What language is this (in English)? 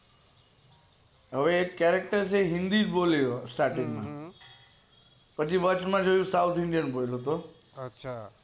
Gujarati